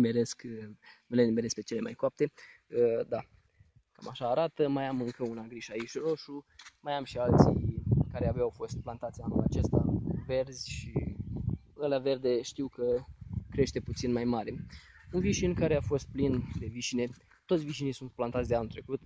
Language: Romanian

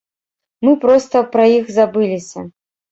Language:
Belarusian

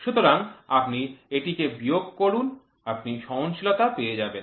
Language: Bangla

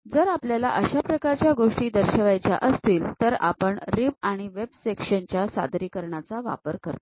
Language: Marathi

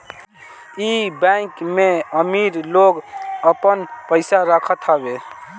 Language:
Bhojpuri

